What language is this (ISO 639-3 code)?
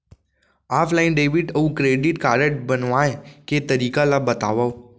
hne